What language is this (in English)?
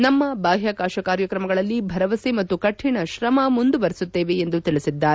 Kannada